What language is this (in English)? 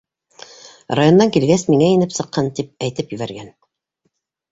Bashkir